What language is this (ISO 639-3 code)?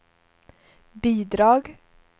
swe